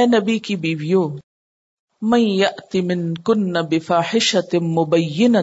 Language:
Urdu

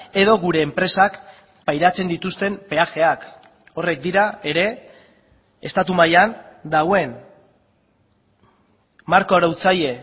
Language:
Basque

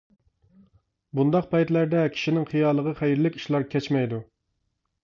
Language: Uyghur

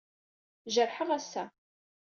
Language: Kabyle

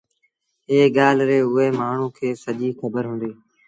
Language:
Sindhi Bhil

